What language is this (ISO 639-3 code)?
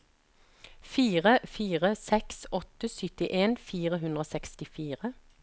nor